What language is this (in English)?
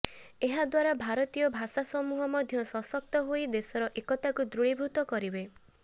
Odia